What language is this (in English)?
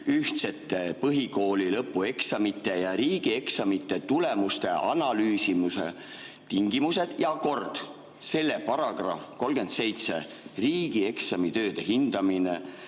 Estonian